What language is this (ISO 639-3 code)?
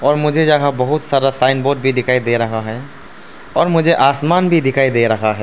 hin